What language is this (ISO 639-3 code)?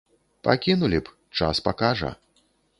bel